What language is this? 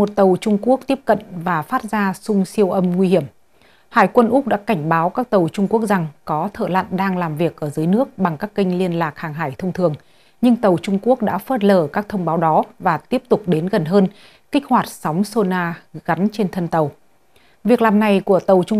Vietnamese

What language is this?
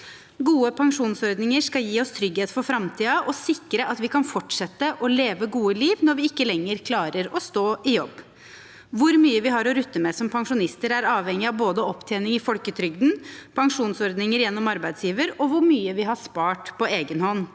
Norwegian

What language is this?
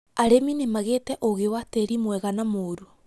Kikuyu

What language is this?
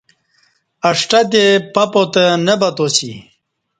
Kati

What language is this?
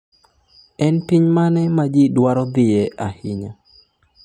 Luo (Kenya and Tanzania)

